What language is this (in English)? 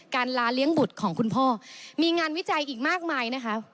Thai